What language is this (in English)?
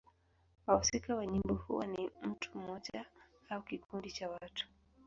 Swahili